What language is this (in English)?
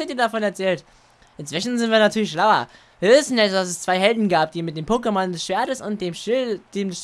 German